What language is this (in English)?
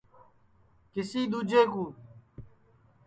Sansi